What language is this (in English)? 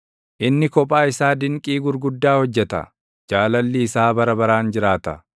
Oromo